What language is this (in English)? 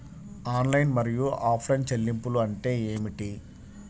Telugu